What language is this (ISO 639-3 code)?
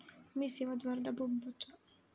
tel